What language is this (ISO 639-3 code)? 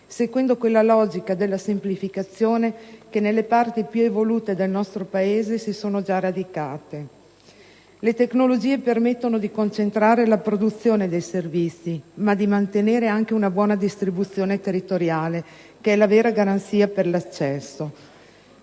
ita